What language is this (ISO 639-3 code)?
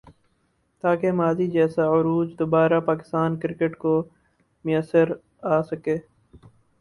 urd